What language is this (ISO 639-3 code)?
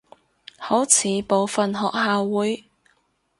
yue